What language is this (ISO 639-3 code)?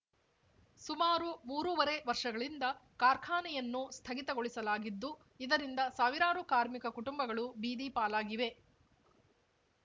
kan